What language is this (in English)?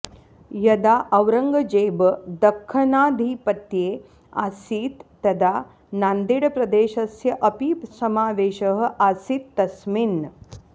Sanskrit